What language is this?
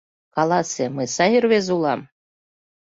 Mari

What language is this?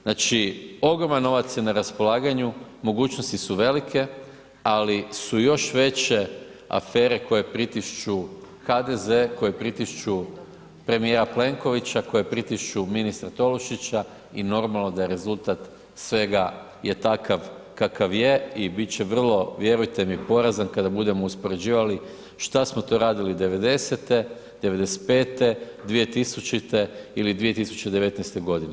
Croatian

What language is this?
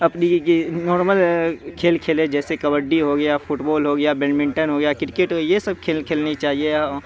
Urdu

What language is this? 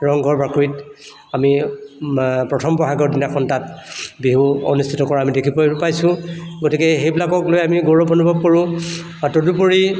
Assamese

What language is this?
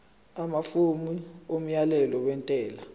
Zulu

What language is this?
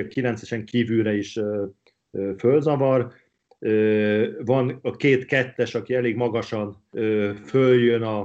Hungarian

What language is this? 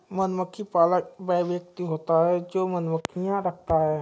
Hindi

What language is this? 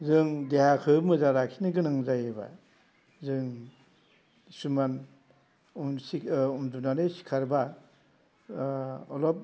Bodo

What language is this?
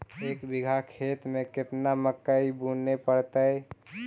Magahi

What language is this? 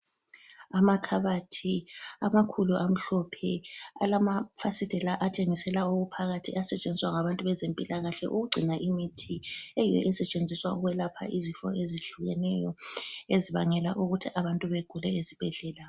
North Ndebele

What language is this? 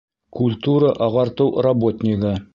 Bashkir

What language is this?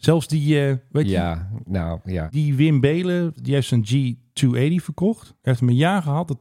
Dutch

